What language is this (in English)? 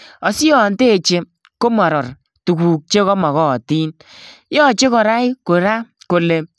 Kalenjin